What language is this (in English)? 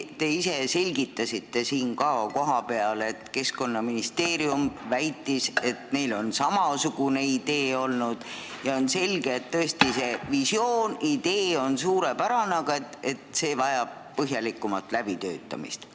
Estonian